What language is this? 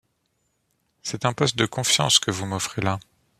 French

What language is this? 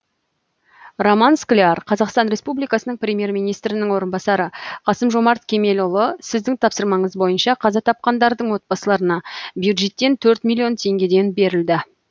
Kazakh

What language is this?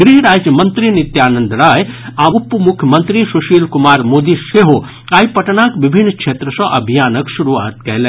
Maithili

